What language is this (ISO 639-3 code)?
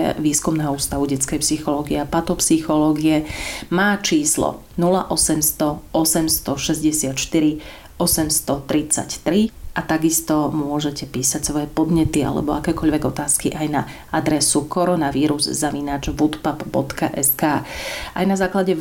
slk